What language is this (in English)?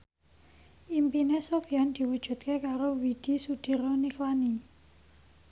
Javanese